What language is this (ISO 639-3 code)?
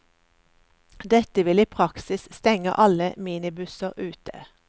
nor